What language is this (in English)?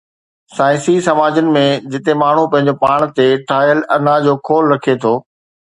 Sindhi